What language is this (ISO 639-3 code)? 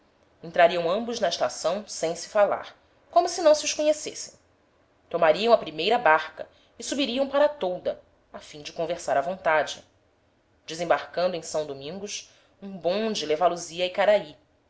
por